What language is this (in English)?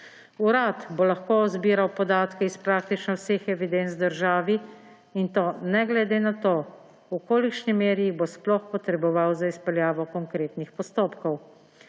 Slovenian